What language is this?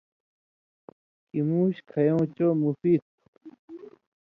Indus Kohistani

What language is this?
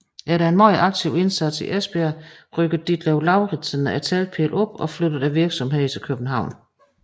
Danish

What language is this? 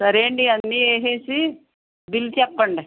Telugu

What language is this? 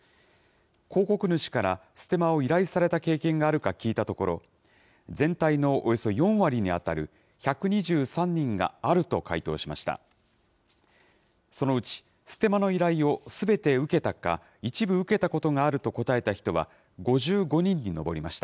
Japanese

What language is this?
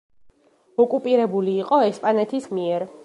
Georgian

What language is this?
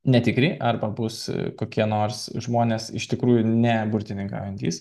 Lithuanian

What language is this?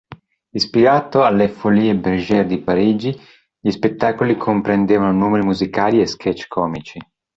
Italian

